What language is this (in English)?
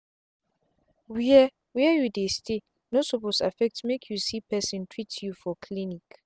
Nigerian Pidgin